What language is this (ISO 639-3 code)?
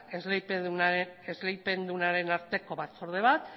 eus